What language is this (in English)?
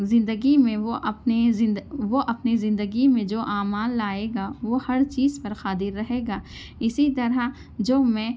Urdu